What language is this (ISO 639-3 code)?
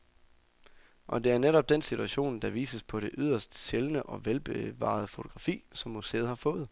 dan